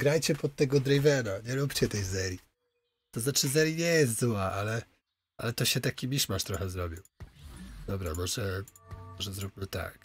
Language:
Polish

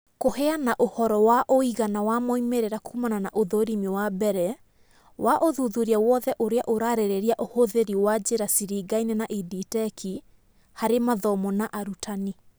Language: Kikuyu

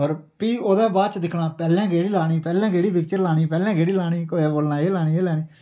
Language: Dogri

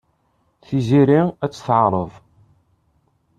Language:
Kabyle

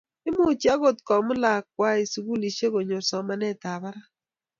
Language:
Kalenjin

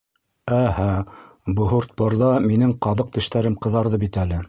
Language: Bashkir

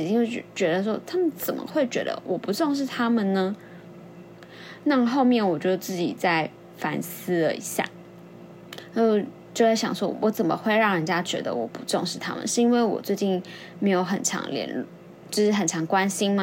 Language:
Chinese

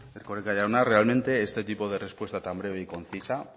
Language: Spanish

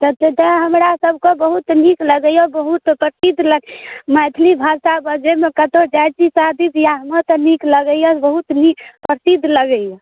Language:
Maithili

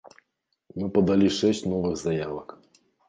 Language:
Belarusian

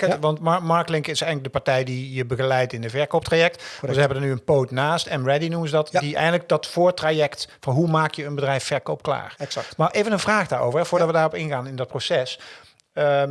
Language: Dutch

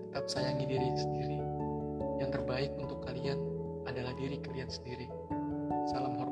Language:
Indonesian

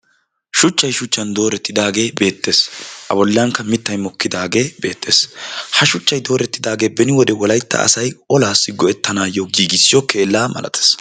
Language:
Wolaytta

